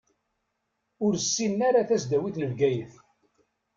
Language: Kabyle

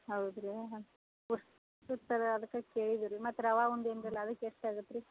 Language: Kannada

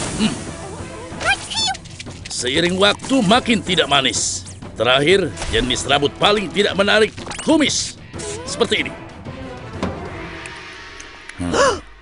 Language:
Indonesian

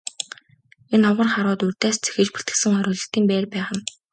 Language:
Mongolian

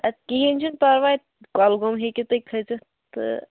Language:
Kashmiri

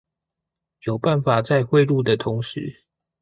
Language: Chinese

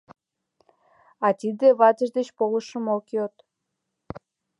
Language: Mari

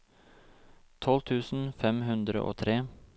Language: Norwegian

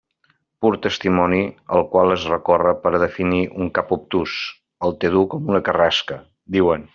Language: Catalan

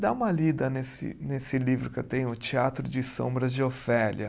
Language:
Portuguese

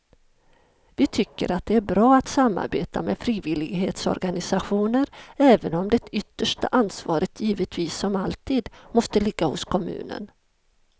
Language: Swedish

